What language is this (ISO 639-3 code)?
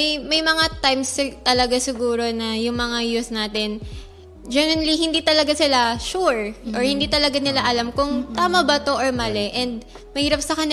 fil